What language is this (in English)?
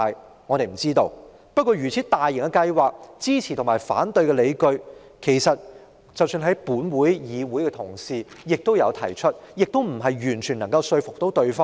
Cantonese